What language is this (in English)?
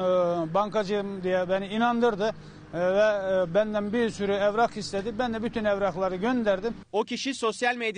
Turkish